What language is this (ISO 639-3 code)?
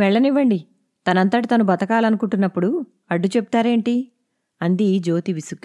tel